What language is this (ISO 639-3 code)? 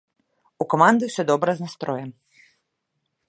bel